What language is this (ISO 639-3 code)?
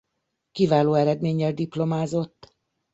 hun